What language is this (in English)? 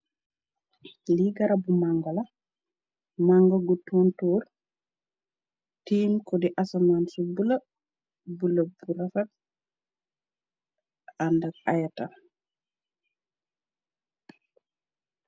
Wolof